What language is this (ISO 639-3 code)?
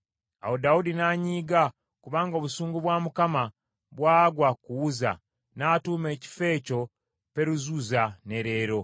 lug